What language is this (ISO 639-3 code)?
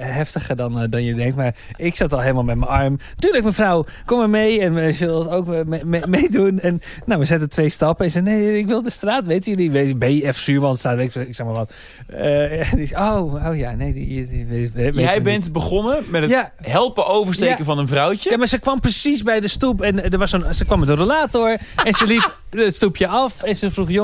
nld